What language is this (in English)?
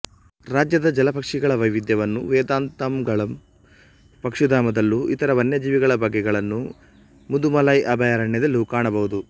Kannada